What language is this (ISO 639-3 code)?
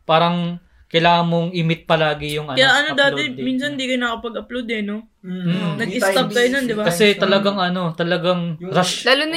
fil